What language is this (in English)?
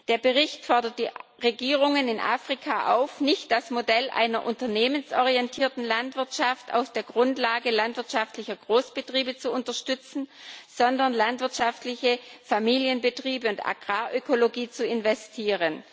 German